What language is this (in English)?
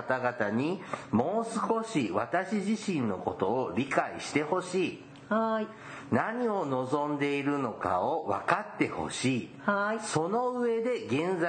Japanese